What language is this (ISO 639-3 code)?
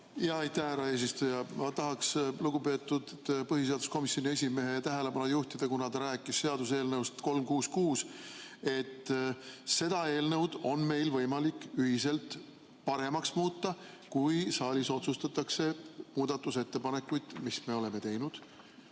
est